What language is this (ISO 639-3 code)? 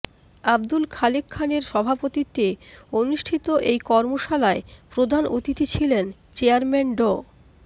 ben